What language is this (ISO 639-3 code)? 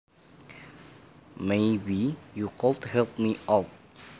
jav